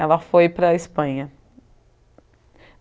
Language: Portuguese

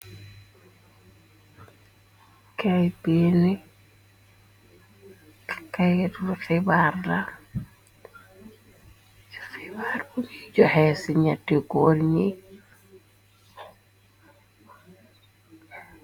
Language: Wolof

